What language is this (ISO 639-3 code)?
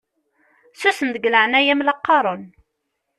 kab